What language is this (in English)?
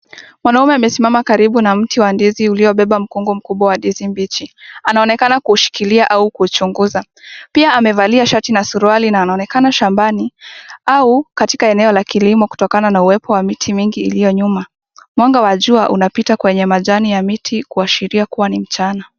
Swahili